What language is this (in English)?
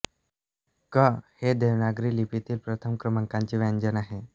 Marathi